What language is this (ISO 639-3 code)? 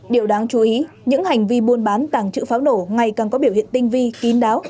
vie